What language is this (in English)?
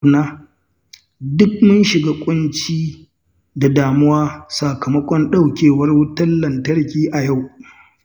Hausa